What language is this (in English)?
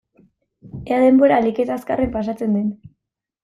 Basque